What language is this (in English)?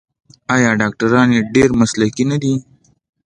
Pashto